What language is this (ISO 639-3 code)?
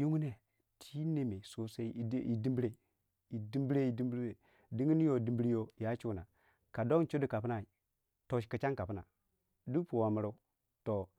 wja